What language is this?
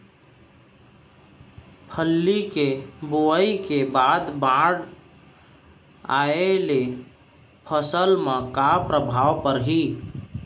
Chhattisgarhi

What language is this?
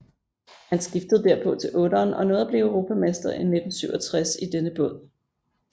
Danish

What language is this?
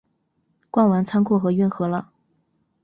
Chinese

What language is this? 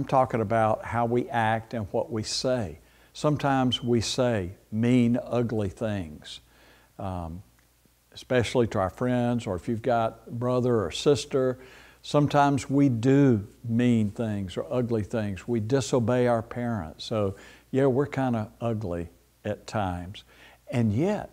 English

